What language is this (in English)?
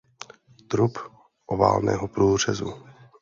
Czech